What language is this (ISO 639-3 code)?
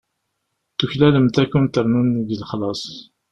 kab